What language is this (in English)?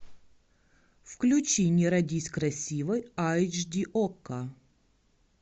Russian